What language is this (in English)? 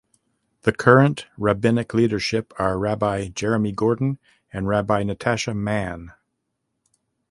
English